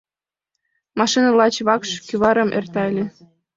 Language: Mari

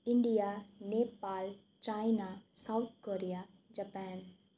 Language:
Nepali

